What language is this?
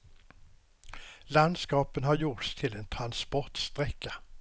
Swedish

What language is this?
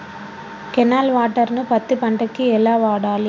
Telugu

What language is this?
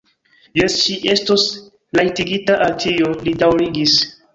Esperanto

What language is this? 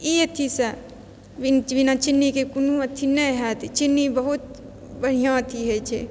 Maithili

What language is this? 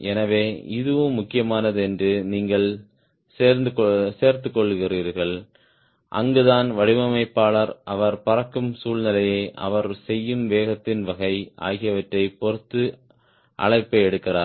Tamil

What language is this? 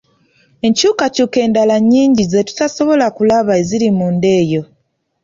Ganda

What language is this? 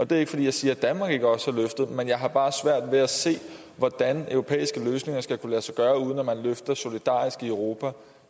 Danish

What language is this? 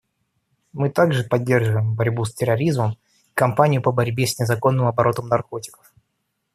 Russian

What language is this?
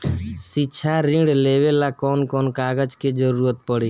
Bhojpuri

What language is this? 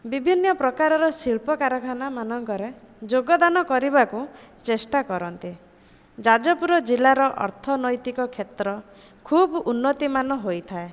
Odia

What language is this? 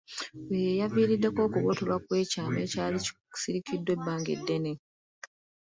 Ganda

